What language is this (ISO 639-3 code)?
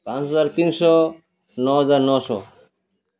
ori